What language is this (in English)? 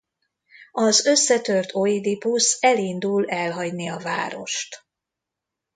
Hungarian